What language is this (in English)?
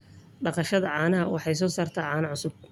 Somali